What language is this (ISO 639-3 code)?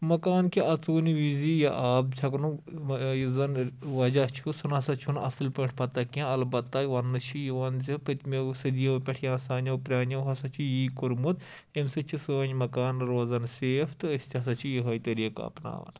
kas